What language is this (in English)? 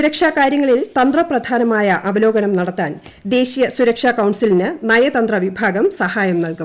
Malayalam